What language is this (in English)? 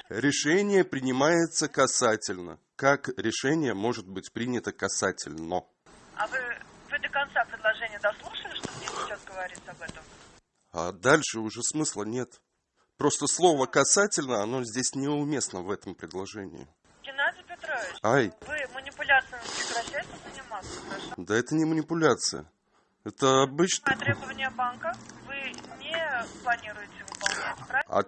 Russian